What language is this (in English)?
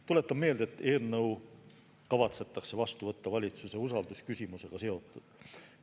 Estonian